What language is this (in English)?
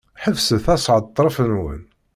Kabyle